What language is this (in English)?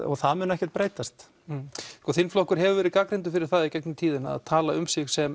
Icelandic